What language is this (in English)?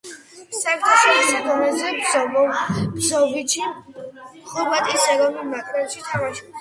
Georgian